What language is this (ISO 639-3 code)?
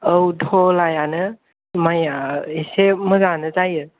brx